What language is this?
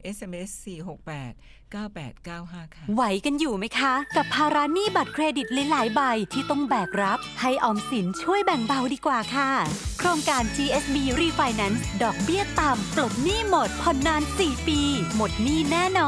Thai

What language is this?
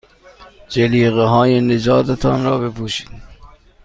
Persian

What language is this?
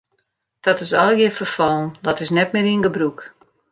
Western Frisian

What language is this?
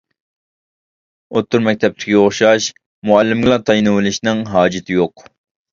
Uyghur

